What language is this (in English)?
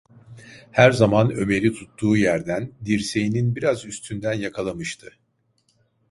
Turkish